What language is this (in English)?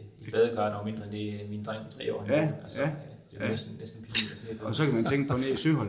Danish